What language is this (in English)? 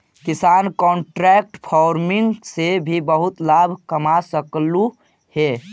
Magahi